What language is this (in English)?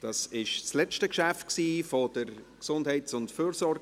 Swiss German